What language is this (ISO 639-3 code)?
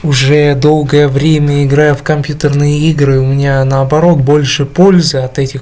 rus